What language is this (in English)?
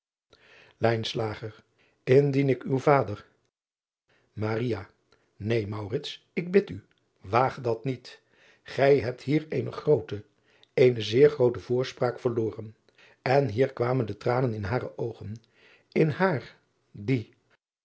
Dutch